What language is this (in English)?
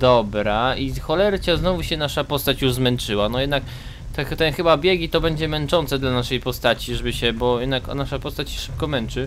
Polish